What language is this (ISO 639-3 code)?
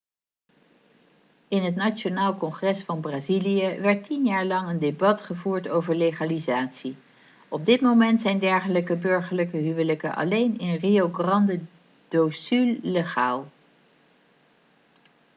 nld